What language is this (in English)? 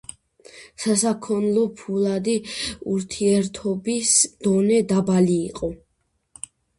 Georgian